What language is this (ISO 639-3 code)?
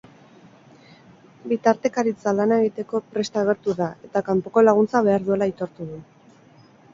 eus